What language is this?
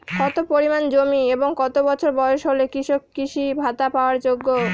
Bangla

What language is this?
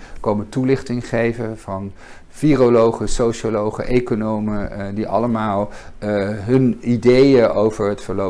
Dutch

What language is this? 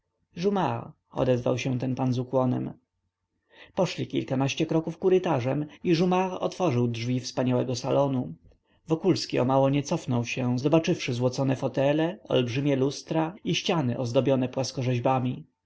Polish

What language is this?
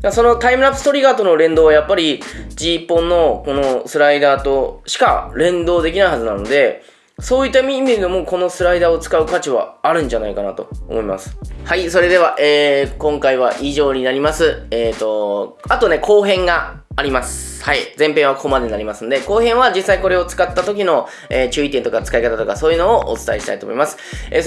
Japanese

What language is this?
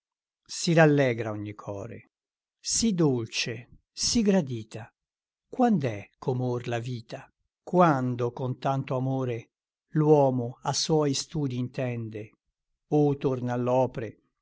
Italian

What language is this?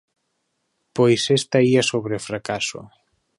Galician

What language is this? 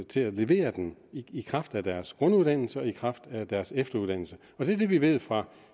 Danish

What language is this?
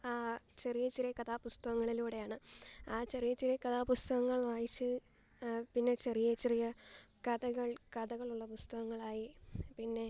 Malayalam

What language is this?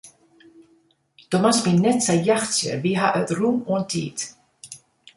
Western Frisian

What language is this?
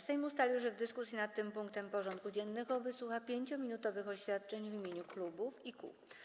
Polish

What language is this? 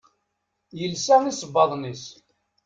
Kabyle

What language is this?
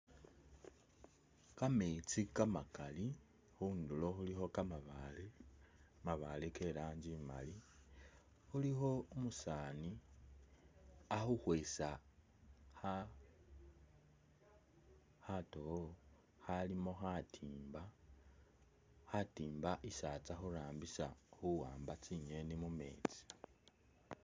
Masaaba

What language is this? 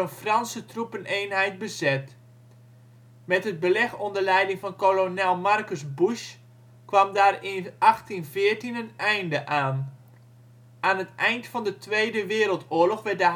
Dutch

